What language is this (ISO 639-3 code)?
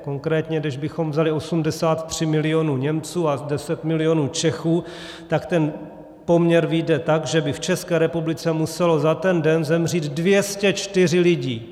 ces